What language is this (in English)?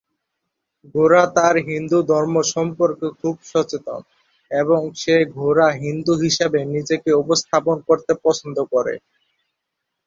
Bangla